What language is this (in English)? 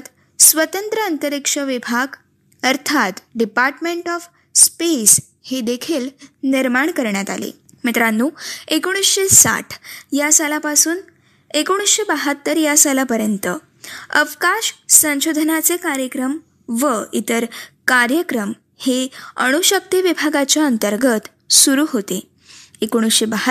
Marathi